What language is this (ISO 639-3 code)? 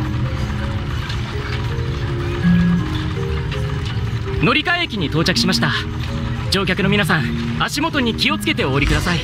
jpn